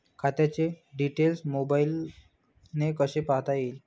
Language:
Marathi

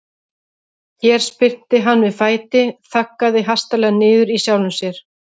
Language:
Icelandic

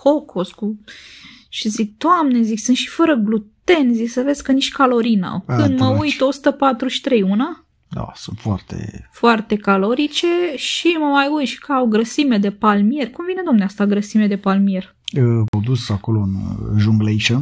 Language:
Romanian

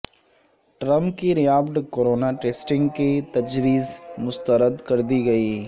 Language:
Urdu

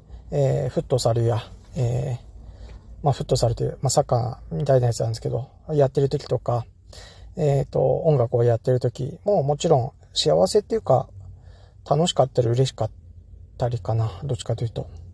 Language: Japanese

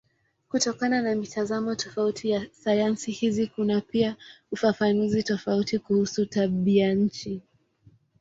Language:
Swahili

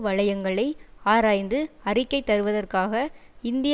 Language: Tamil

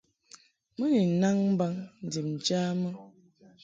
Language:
Mungaka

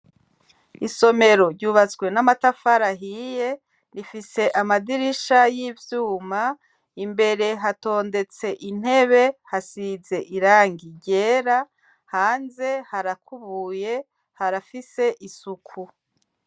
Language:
Rundi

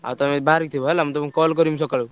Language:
Odia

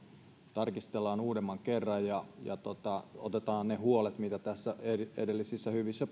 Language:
Finnish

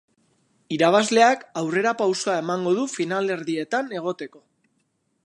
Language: Basque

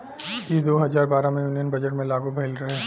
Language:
Bhojpuri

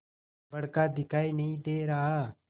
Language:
Hindi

